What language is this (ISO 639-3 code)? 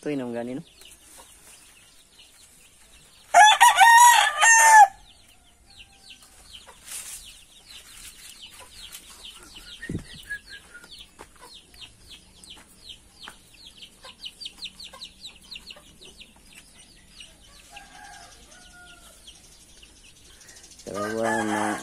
ind